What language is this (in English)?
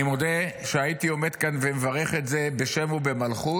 Hebrew